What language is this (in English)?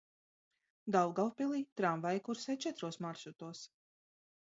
Latvian